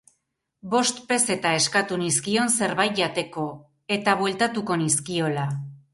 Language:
Basque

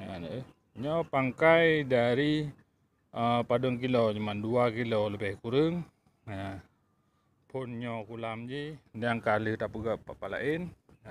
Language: Malay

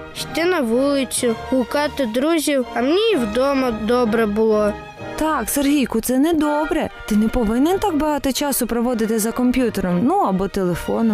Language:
Ukrainian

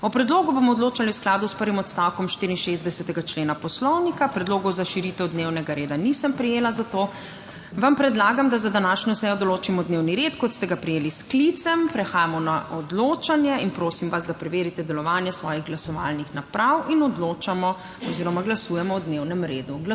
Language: Slovenian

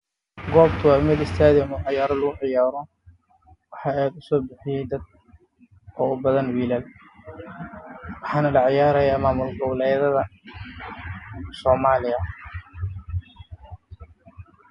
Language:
Somali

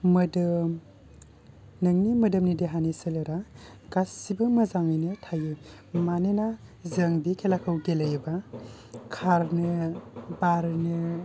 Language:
Bodo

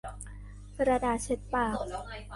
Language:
Thai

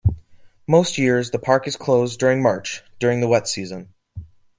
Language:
English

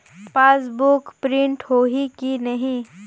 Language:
Chhattisgarhi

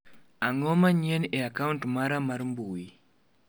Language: Luo (Kenya and Tanzania)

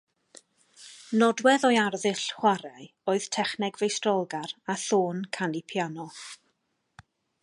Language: Welsh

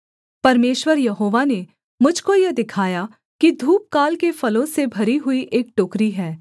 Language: Hindi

